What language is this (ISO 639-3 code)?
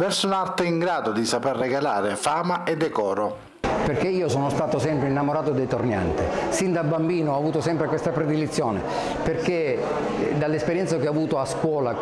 ita